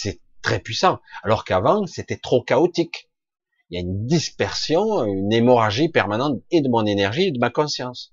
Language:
French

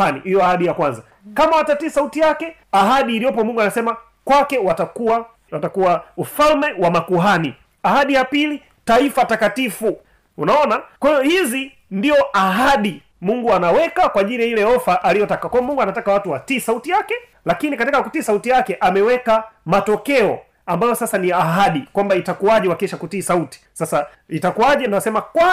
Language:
Swahili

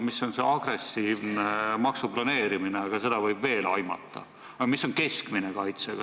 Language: Estonian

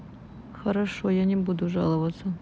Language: Russian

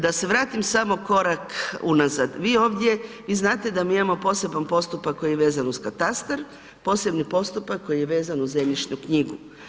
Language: Croatian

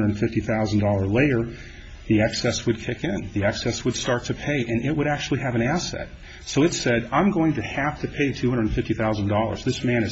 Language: English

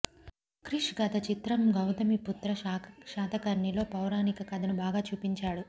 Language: Telugu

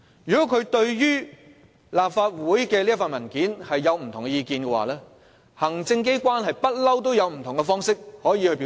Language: Cantonese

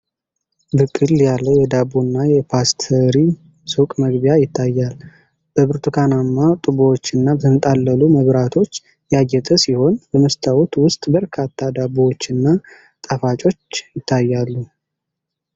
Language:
Amharic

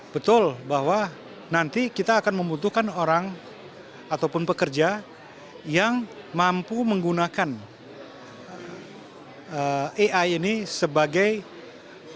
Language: Indonesian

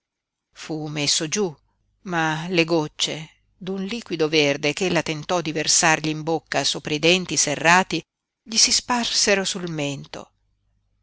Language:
Italian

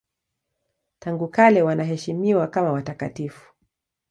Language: Swahili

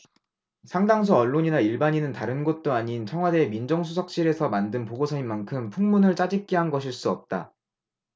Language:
Korean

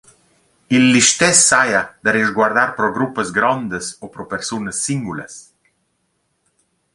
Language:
Romansh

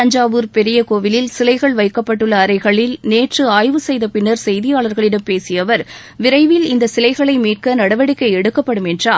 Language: Tamil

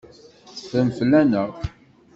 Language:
Kabyle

